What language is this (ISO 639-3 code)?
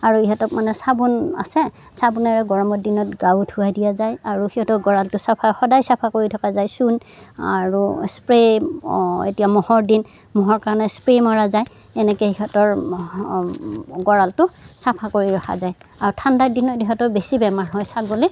asm